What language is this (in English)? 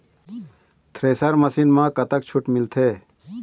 Chhattisgarhi